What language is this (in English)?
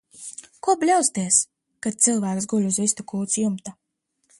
Latvian